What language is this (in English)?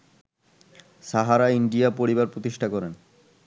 Bangla